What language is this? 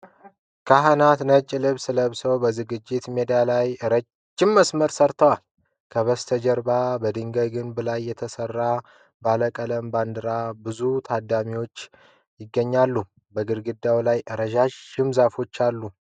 Amharic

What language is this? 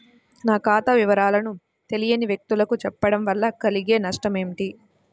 Telugu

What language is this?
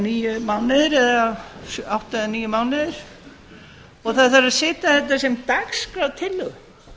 Icelandic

